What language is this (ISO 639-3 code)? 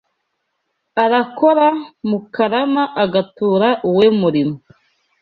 kin